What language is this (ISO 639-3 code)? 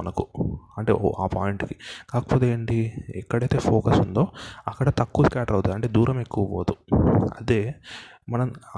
tel